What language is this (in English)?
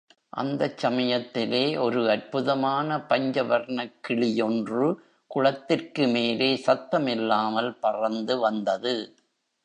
Tamil